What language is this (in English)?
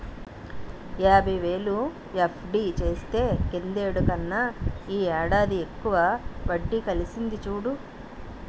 Telugu